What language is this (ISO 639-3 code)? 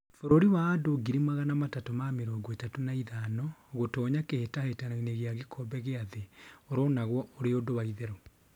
kik